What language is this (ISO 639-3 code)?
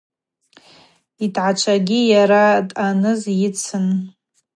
abq